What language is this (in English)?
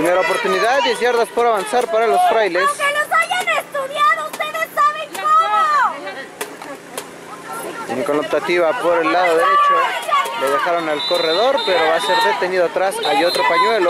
Spanish